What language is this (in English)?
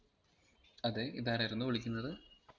Malayalam